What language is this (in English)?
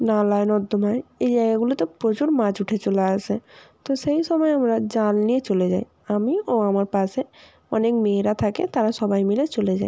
Bangla